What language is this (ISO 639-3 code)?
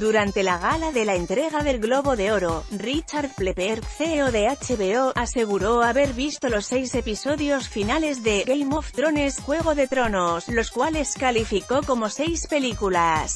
spa